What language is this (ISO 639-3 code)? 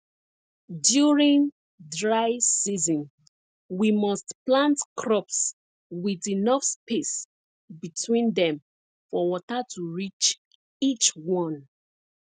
pcm